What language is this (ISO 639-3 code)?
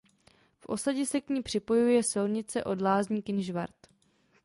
ces